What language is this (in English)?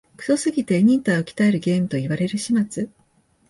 Japanese